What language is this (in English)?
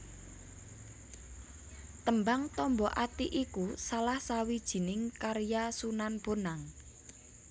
Javanese